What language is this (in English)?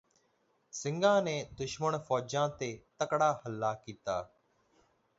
Punjabi